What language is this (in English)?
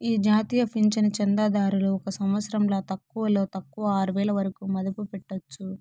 Telugu